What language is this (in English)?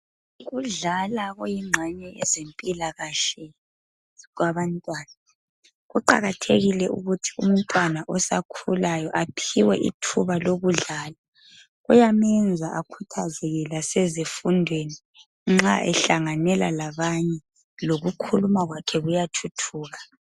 North Ndebele